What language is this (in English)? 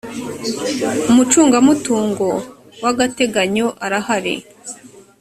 Kinyarwanda